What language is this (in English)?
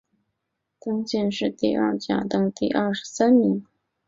Chinese